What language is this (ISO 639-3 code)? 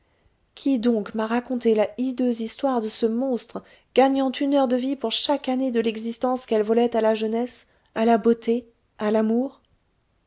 fra